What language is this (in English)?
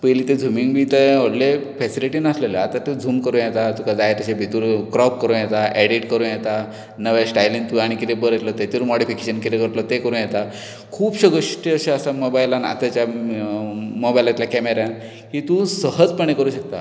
Konkani